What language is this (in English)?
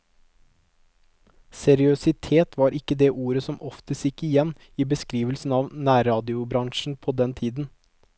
Norwegian